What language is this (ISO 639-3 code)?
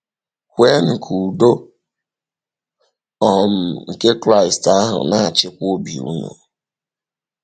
ibo